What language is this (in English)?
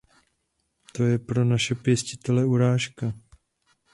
Czech